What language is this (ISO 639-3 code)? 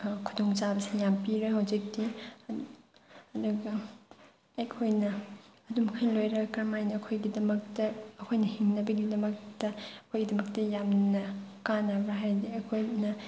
mni